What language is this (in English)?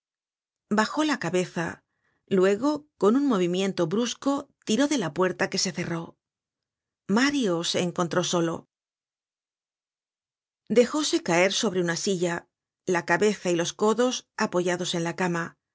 Spanish